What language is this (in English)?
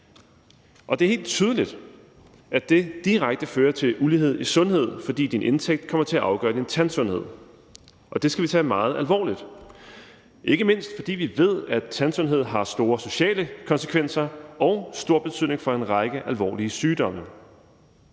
Danish